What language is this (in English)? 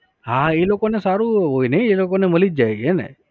Gujarati